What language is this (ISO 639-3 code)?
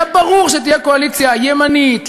heb